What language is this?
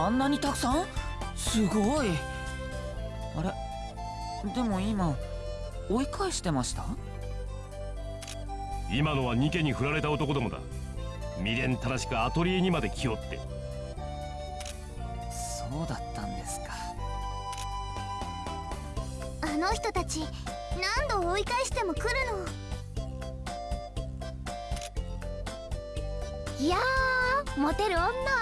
Indonesian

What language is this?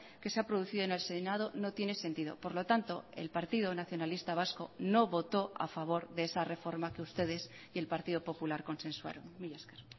Spanish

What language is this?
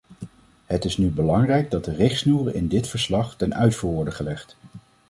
Dutch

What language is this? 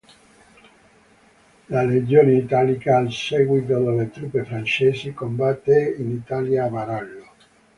Italian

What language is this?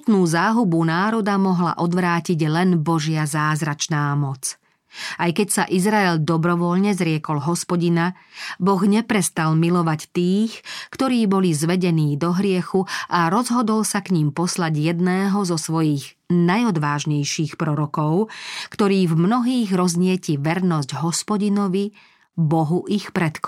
Slovak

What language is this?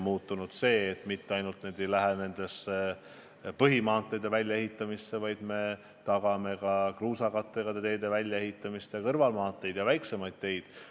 Estonian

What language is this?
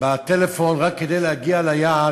Hebrew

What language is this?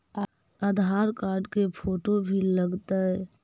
Magahi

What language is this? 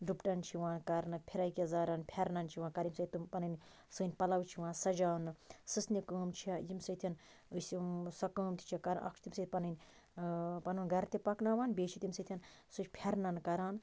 Kashmiri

